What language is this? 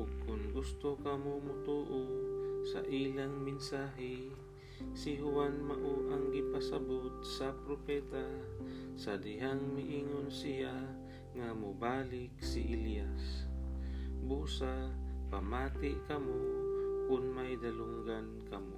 Filipino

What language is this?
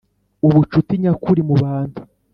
Kinyarwanda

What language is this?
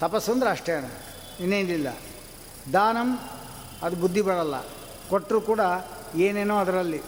Kannada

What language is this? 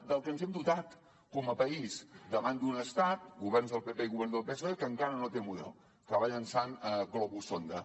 Catalan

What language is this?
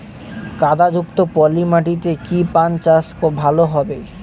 Bangla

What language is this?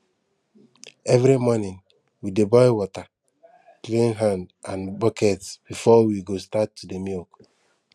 Nigerian Pidgin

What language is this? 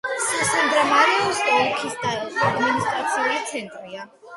Georgian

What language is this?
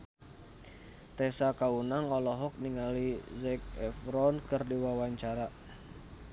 Sundanese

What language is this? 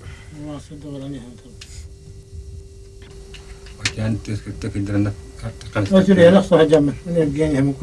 Russian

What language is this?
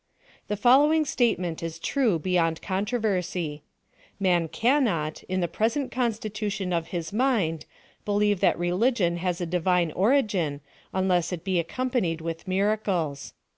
English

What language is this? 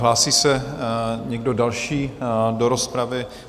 Czech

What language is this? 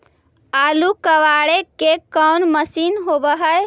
Magahi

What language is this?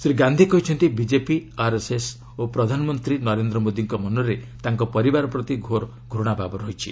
Odia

